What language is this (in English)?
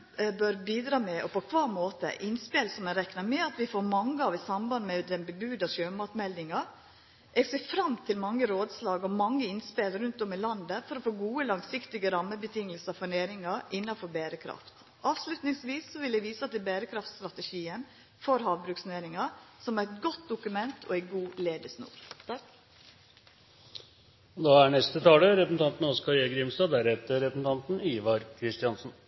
Norwegian Nynorsk